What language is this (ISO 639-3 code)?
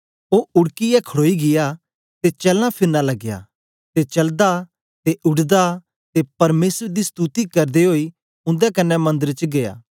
doi